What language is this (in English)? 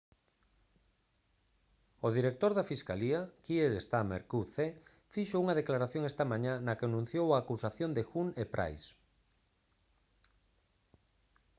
Galician